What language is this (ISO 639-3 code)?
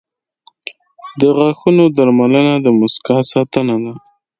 pus